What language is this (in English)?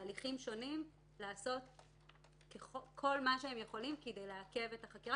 Hebrew